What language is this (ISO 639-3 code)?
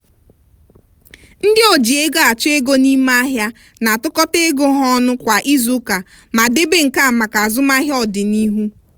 ibo